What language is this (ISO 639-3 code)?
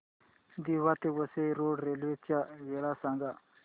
mar